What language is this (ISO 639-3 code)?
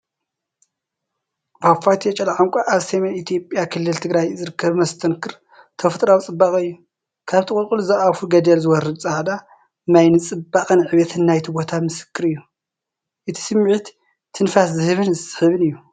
tir